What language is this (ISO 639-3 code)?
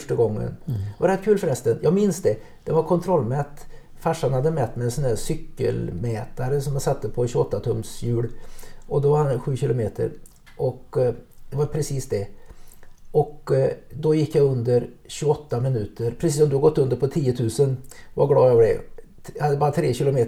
swe